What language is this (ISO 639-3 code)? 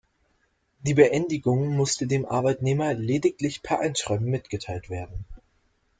deu